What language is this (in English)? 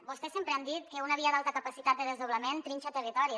Catalan